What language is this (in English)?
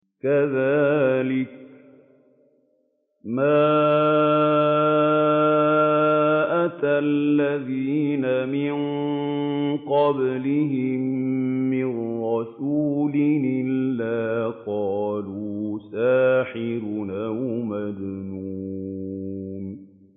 Arabic